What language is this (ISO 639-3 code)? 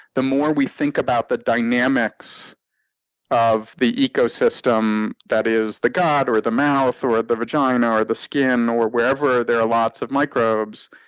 eng